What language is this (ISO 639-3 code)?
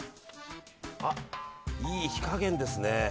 jpn